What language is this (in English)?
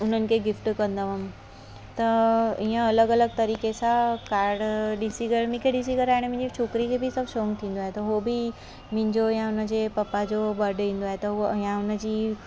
Sindhi